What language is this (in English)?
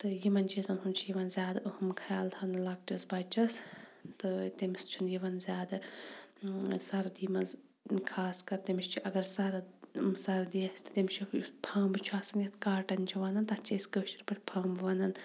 Kashmiri